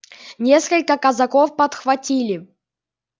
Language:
Russian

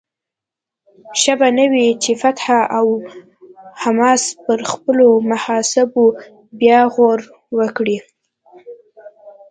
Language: Pashto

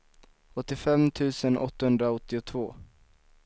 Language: Swedish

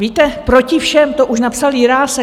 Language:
Czech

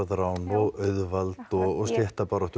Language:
Icelandic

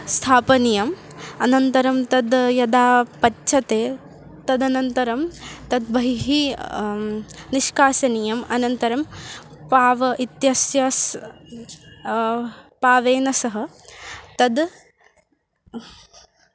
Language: Sanskrit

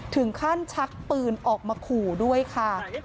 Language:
Thai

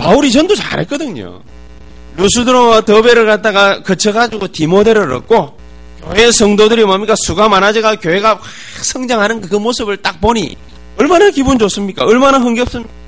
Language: Korean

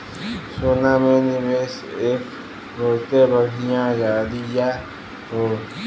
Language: Bhojpuri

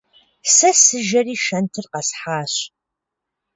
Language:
Kabardian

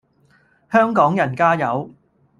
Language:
Cantonese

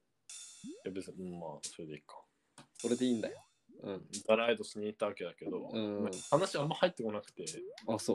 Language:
Japanese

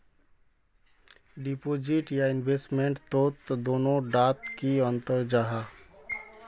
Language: Magahi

